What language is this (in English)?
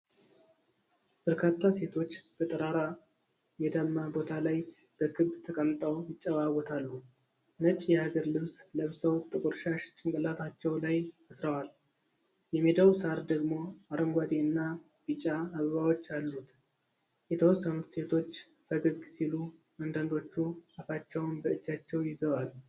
Amharic